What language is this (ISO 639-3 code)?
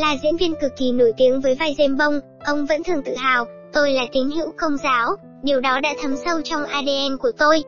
vie